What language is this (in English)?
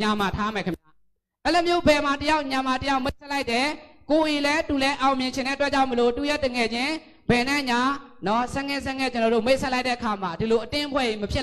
Thai